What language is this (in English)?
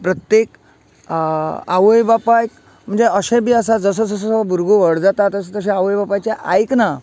Konkani